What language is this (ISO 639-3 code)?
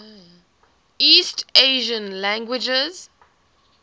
eng